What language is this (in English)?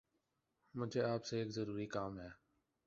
Urdu